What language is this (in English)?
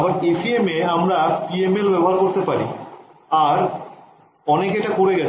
Bangla